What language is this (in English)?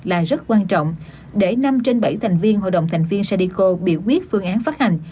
Vietnamese